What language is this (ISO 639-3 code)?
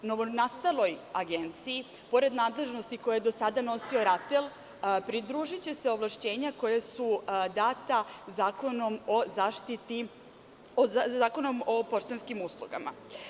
srp